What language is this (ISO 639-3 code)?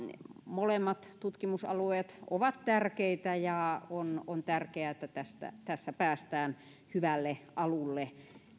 fin